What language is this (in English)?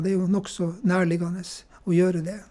Norwegian